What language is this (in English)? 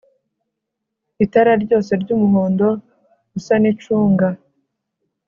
Kinyarwanda